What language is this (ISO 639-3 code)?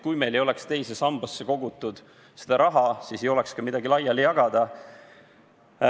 est